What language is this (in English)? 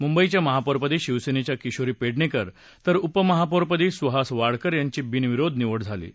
Marathi